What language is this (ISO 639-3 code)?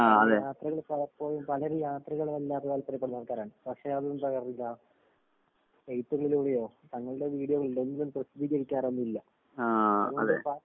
mal